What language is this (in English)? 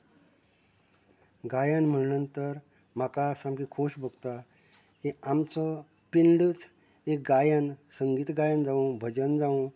Konkani